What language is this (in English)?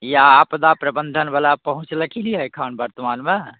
Maithili